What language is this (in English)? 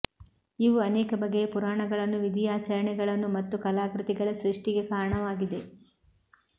Kannada